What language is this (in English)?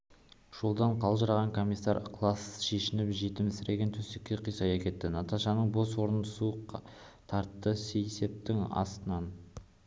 Kazakh